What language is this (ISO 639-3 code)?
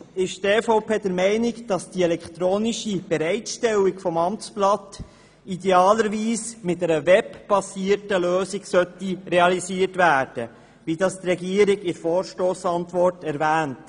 gsw